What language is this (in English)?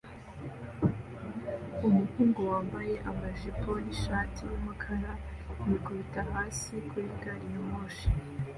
Kinyarwanda